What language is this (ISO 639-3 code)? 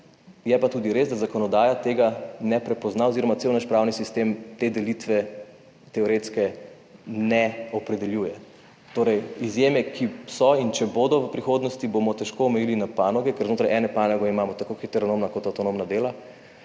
slv